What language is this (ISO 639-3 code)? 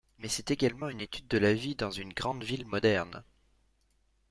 fra